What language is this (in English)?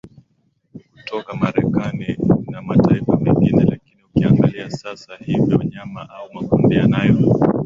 Swahili